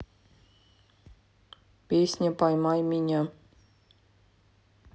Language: Russian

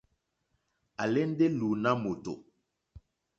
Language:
Mokpwe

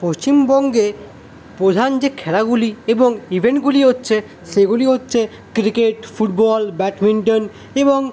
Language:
Bangla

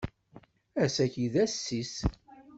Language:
Kabyle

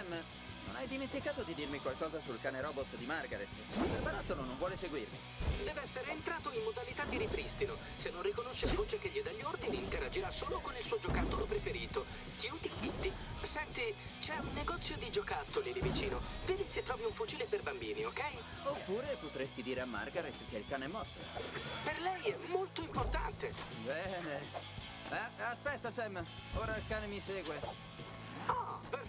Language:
Italian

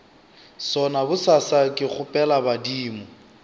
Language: Northern Sotho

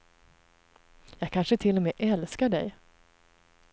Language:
Swedish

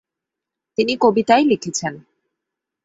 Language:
Bangla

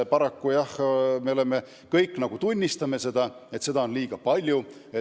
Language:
Estonian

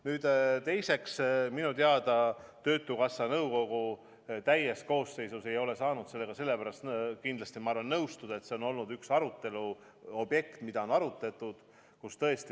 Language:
Estonian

